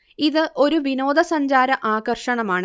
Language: Malayalam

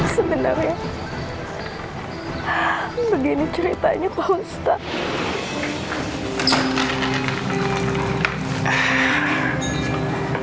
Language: Indonesian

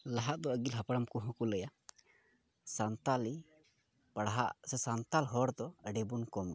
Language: Santali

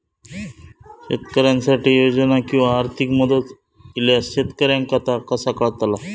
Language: Marathi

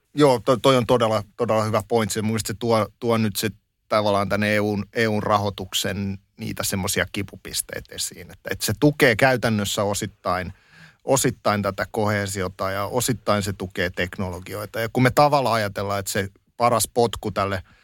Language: Finnish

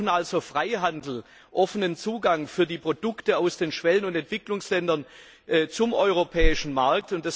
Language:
German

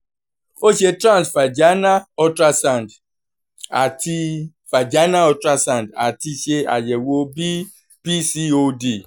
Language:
Yoruba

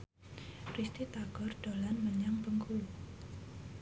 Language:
Javanese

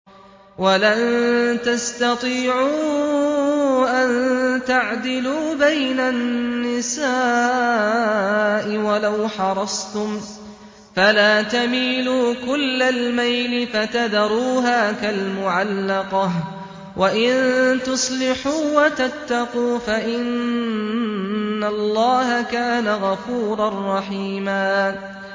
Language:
Arabic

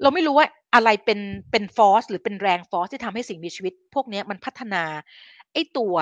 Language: Thai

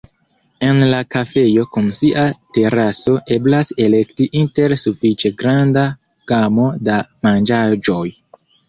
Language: Esperanto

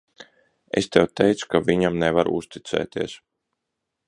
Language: Latvian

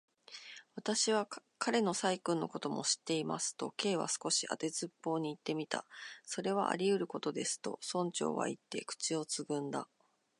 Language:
Japanese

